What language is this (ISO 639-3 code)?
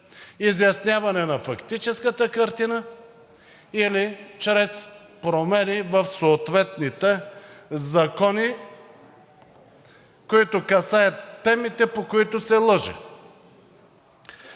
bul